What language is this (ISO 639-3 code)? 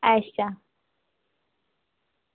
doi